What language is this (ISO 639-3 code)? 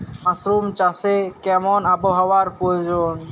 ben